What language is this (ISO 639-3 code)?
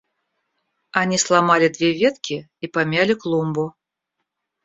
rus